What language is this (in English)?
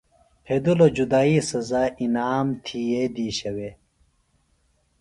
Phalura